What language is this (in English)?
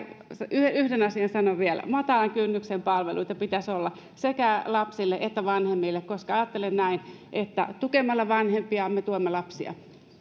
Finnish